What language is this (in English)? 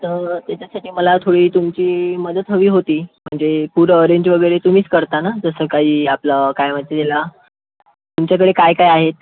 Marathi